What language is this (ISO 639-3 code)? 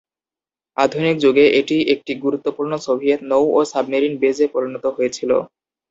ben